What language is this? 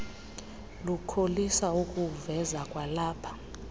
Xhosa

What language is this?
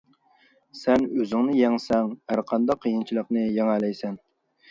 Uyghur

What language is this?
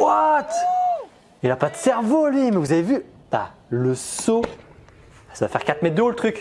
French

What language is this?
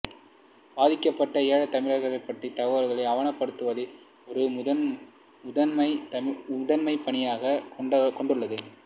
Tamil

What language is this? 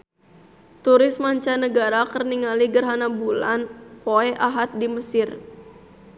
Sundanese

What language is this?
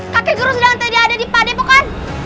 Indonesian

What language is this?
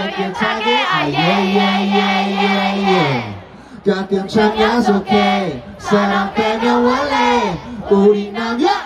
Korean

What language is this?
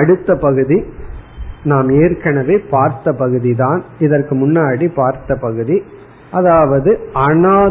Tamil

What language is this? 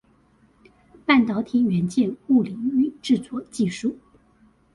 Chinese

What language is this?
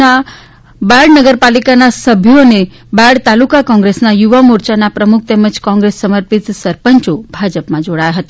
Gujarati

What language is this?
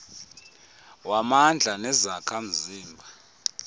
Xhosa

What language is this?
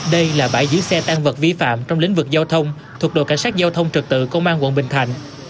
Vietnamese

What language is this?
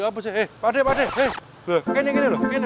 Indonesian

